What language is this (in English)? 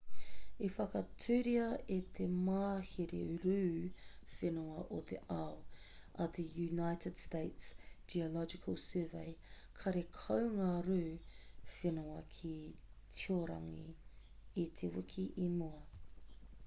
Māori